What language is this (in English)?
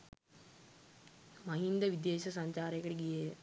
Sinhala